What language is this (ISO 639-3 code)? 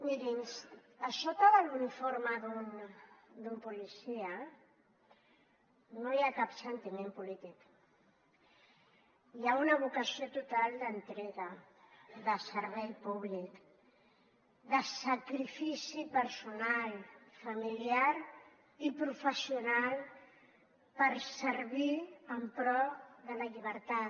cat